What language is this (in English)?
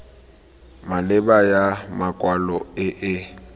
Tswana